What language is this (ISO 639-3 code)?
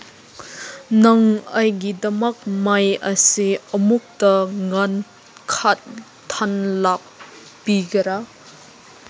mni